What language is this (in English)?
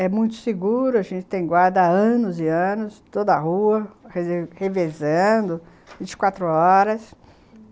Portuguese